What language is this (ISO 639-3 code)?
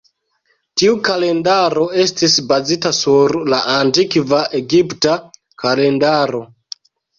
epo